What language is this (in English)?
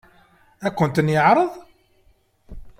Kabyle